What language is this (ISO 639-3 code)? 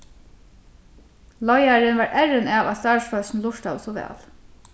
fao